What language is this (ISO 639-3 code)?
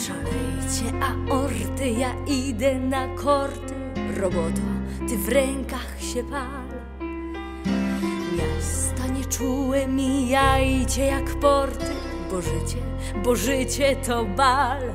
pol